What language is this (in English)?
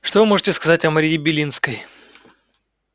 Russian